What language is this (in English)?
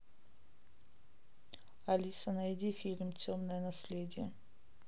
Russian